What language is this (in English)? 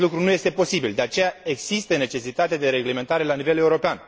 Romanian